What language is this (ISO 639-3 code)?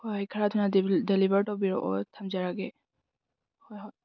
mni